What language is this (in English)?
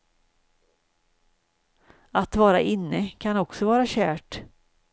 Swedish